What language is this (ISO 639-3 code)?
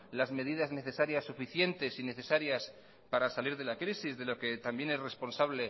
spa